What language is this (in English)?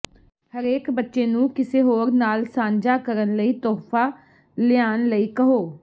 Punjabi